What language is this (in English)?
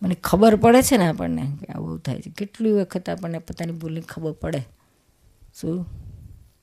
Gujarati